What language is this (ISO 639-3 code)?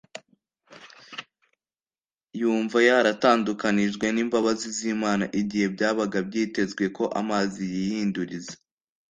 kin